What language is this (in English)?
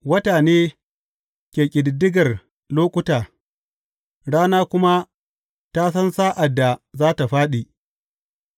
Hausa